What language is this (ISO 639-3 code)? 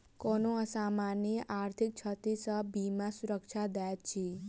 mai